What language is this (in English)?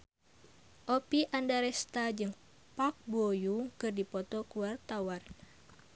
Sundanese